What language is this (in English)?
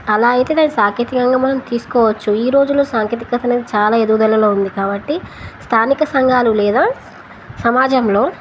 Telugu